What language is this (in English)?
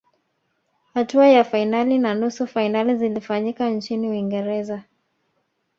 Swahili